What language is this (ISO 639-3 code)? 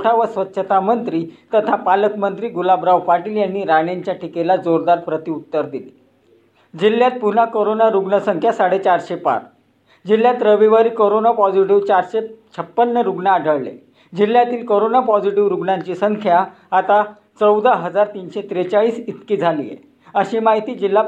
mar